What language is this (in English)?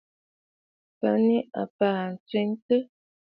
Bafut